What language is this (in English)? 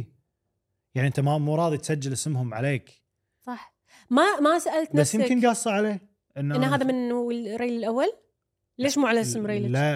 Arabic